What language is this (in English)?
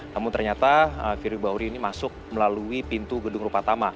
Indonesian